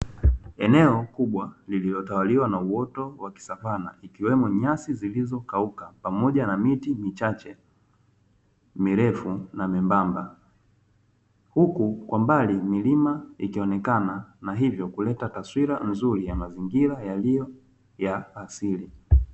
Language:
Swahili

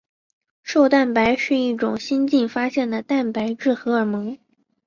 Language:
Chinese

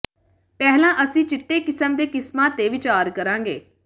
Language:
Punjabi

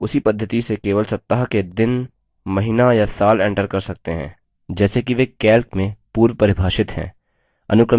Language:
Hindi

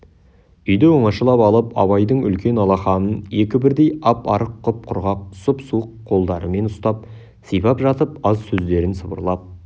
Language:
Kazakh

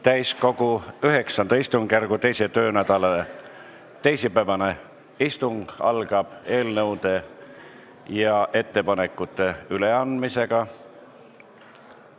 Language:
Estonian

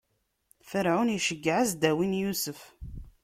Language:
Kabyle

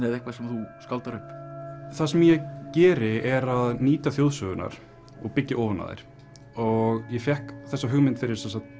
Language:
Icelandic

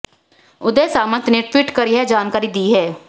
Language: Hindi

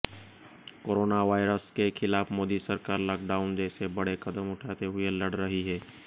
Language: Hindi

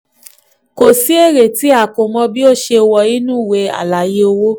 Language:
Yoruba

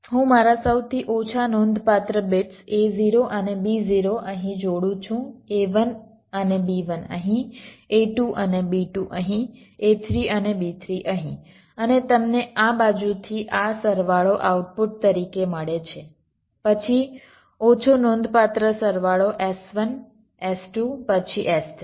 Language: Gujarati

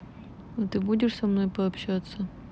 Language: Russian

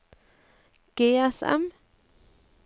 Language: Norwegian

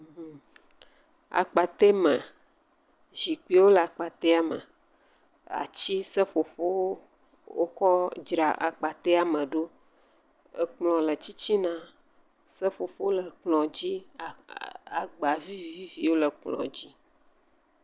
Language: Ewe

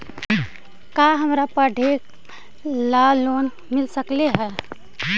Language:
Magahi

